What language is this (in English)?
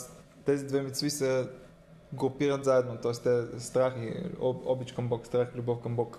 Bulgarian